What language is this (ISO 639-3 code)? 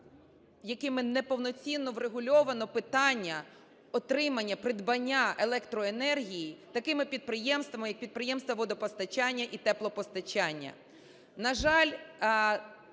ukr